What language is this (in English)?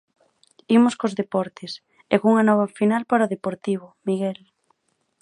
Galician